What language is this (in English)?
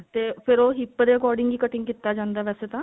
Punjabi